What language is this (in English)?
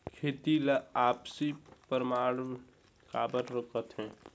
Chhattisgarhi